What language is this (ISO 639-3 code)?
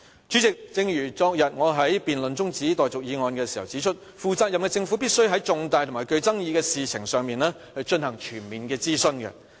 yue